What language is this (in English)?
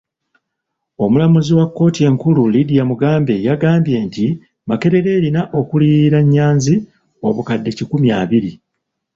Ganda